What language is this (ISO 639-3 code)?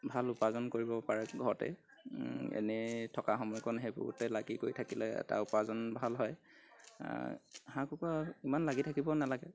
asm